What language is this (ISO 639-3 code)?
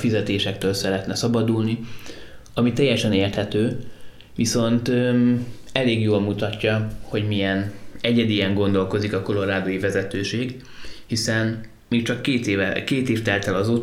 hun